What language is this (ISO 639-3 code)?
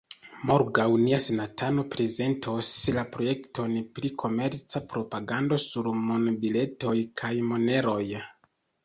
epo